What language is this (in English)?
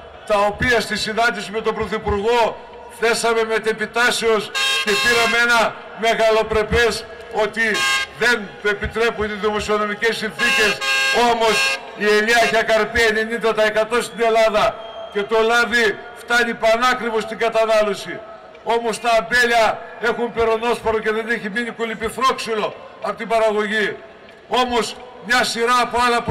Greek